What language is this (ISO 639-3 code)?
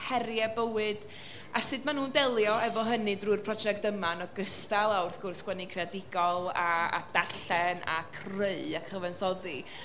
cym